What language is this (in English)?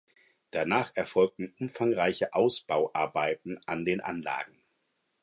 German